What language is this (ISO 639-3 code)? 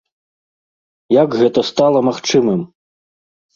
bel